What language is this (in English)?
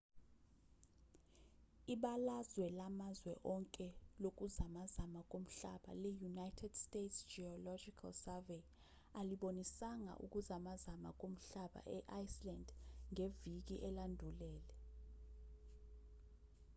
Zulu